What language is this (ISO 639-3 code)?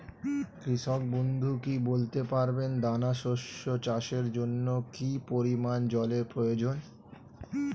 ben